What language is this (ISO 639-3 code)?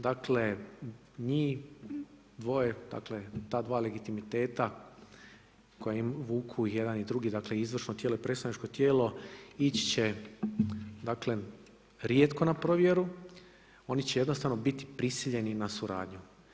hrv